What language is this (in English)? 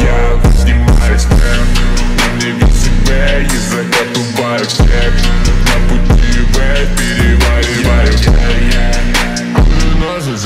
Polish